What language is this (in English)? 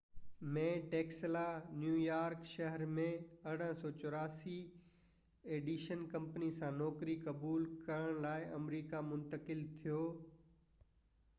Sindhi